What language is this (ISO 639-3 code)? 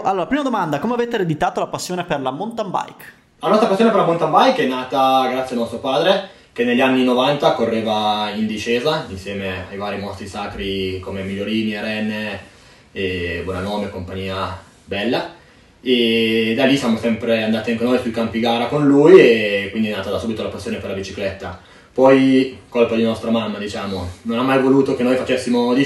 ita